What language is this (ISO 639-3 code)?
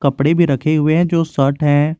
hin